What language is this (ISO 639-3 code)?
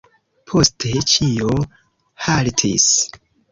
epo